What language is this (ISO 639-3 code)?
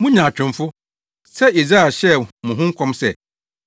aka